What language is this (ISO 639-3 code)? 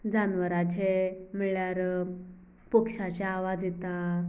kok